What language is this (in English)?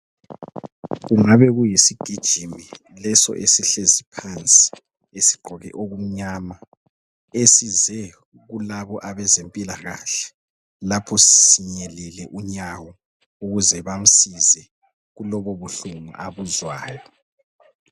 North Ndebele